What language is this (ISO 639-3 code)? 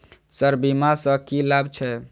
mai